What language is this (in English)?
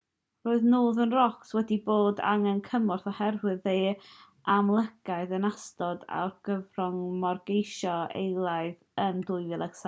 Welsh